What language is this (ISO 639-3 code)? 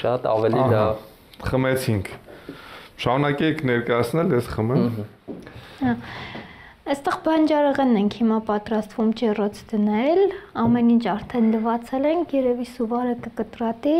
ron